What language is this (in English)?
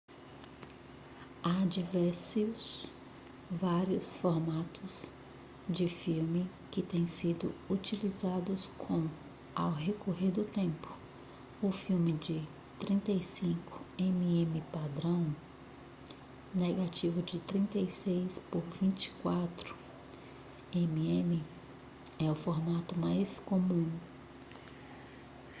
Portuguese